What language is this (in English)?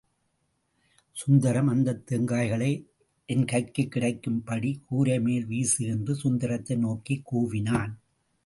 Tamil